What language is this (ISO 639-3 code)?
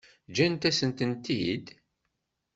kab